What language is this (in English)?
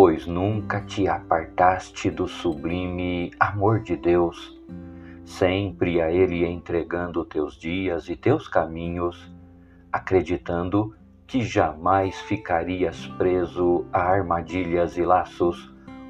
Portuguese